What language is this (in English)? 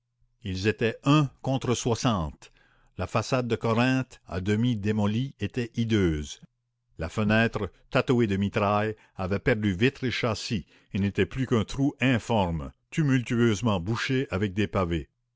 French